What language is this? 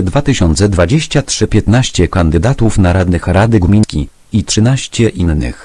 Polish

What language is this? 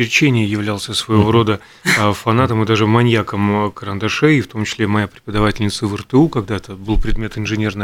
Russian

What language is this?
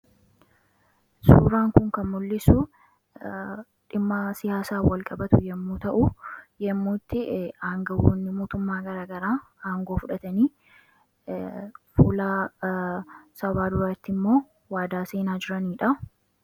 Oromo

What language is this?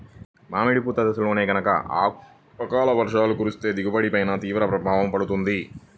Telugu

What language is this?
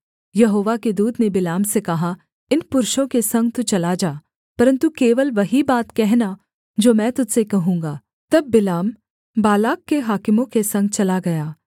Hindi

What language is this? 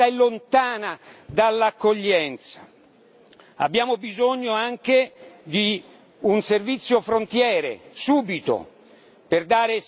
Italian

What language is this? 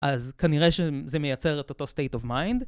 Hebrew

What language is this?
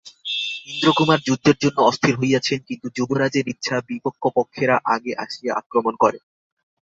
Bangla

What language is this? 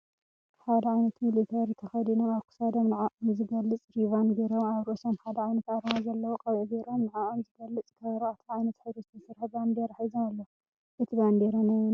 Tigrinya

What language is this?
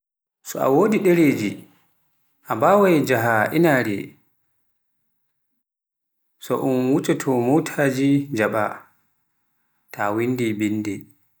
Pular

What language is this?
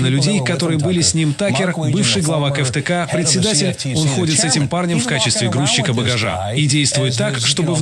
Russian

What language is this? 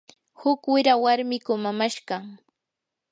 Yanahuanca Pasco Quechua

